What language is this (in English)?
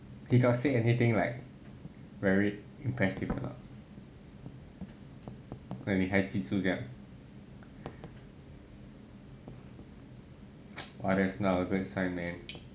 English